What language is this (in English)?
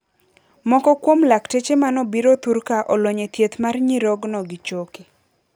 Luo (Kenya and Tanzania)